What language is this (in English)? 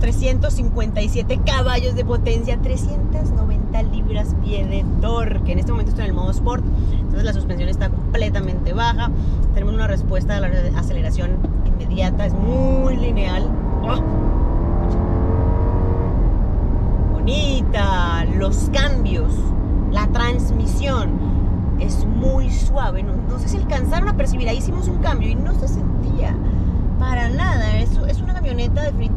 Spanish